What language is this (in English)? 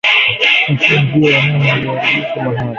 Swahili